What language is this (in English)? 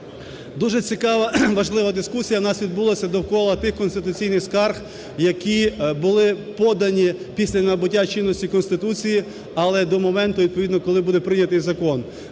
Ukrainian